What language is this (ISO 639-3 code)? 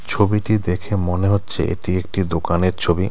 ben